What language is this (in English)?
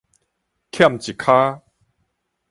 Min Nan Chinese